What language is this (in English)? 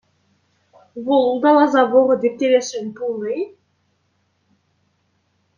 Chuvash